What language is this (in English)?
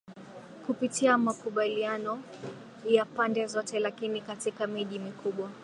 Swahili